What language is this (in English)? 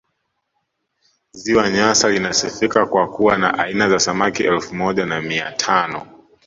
Swahili